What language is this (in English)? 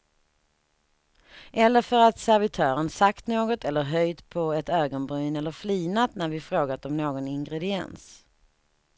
Swedish